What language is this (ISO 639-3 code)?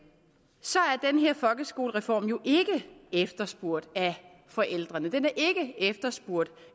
dan